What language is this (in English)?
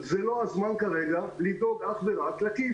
Hebrew